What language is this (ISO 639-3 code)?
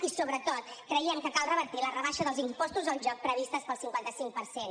cat